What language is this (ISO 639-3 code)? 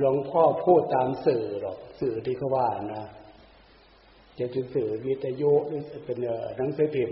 tha